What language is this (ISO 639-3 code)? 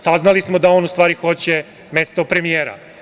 srp